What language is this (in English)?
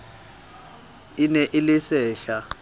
Southern Sotho